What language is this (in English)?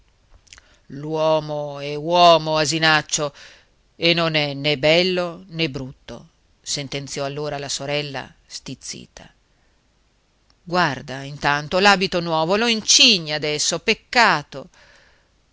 Italian